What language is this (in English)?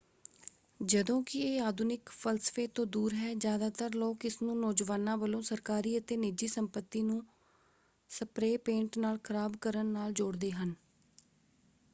Punjabi